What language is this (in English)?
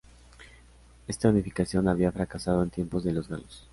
Spanish